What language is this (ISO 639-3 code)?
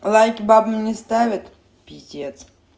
rus